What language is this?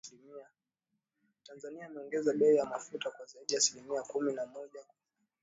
Swahili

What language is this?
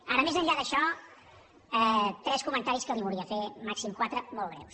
Catalan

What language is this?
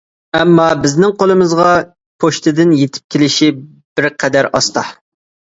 Uyghur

